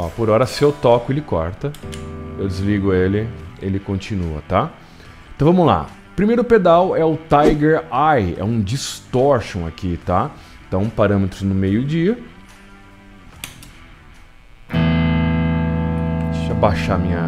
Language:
Portuguese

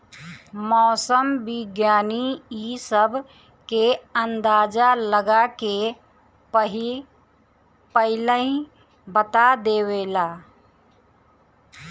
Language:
Bhojpuri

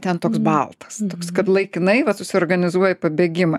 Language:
Lithuanian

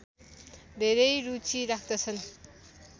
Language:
Nepali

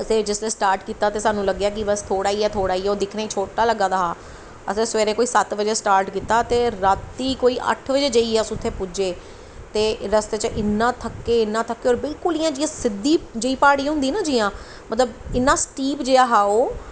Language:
Dogri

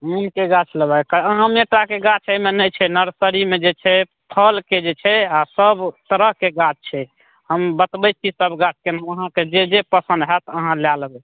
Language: Maithili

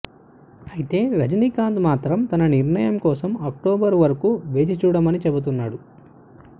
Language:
Telugu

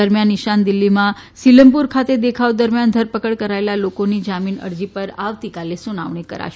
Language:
Gujarati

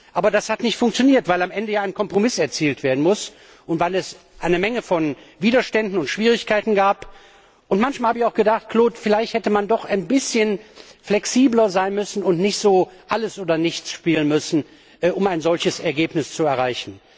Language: German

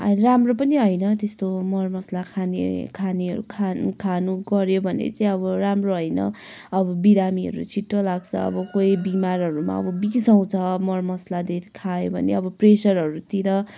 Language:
Nepali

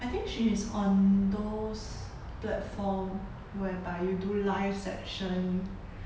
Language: English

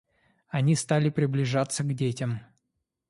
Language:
Russian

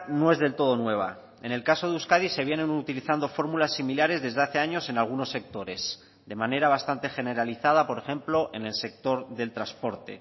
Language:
Spanish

